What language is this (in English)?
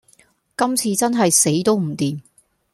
Cantonese